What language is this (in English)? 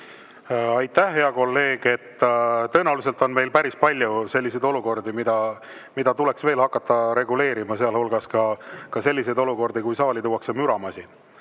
Estonian